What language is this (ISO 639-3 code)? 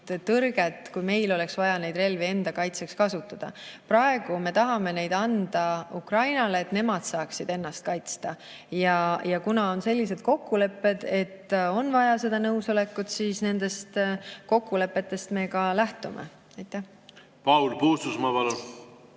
est